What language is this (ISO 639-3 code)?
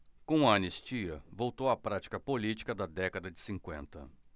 por